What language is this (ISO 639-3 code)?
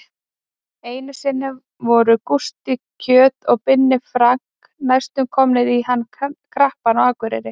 isl